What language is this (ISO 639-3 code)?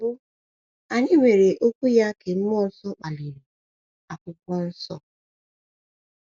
ibo